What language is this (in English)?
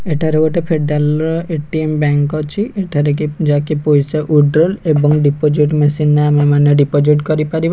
Odia